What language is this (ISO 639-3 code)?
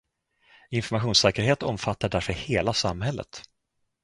swe